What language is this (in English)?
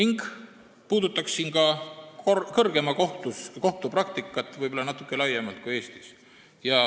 Estonian